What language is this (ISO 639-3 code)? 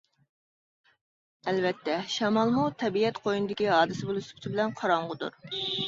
uig